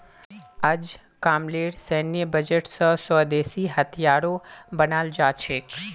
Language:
Magahi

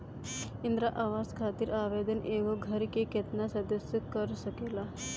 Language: Bhojpuri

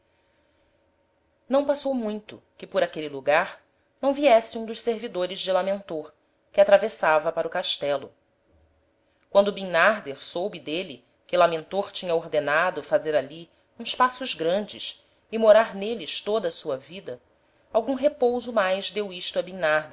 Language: Portuguese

